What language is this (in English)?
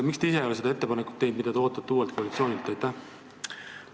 Estonian